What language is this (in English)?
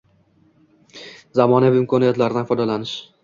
Uzbek